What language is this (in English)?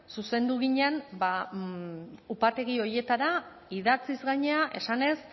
Basque